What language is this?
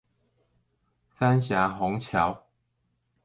Chinese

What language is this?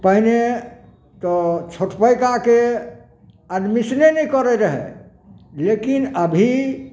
Maithili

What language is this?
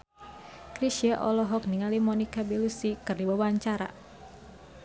Sundanese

